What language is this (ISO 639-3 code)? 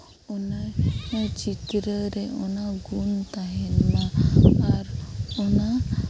sat